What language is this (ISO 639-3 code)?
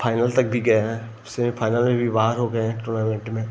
hin